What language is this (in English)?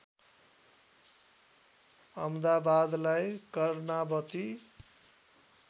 Nepali